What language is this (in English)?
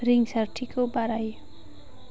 Bodo